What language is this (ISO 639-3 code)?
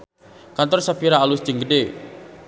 sun